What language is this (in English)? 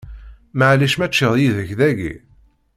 Kabyle